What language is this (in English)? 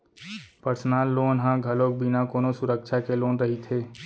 Chhattisgarhi